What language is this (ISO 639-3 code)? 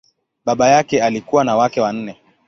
swa